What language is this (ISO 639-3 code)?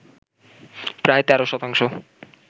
ben